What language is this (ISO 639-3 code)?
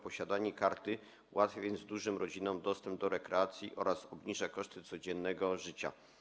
pol